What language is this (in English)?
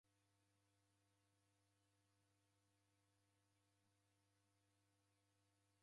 Taita